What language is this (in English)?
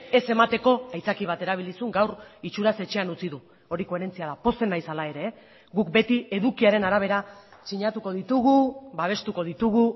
Basque